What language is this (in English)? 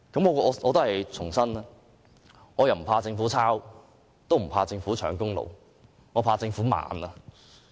Cantonese